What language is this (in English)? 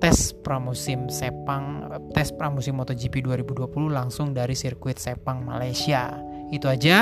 Indonesian